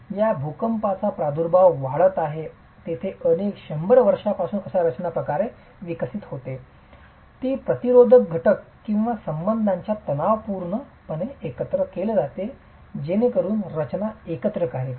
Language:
Marathi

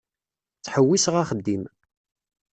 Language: Kabyle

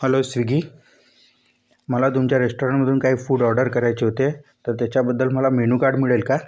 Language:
Marathi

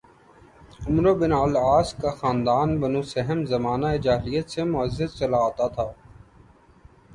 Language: Urdu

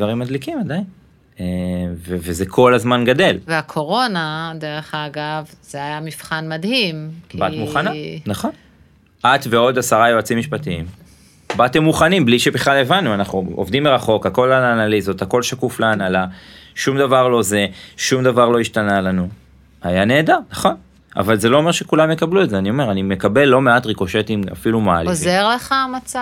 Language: Hebrew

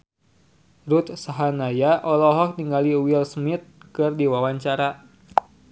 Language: Sundanese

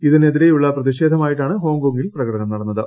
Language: Malayalam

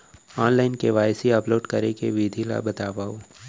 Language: Chhattisgarhi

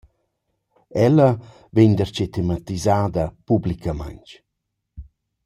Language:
Romansh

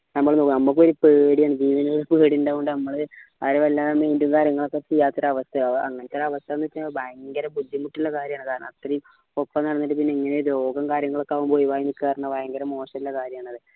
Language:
Malayalam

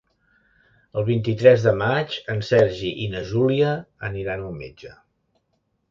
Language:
Catalan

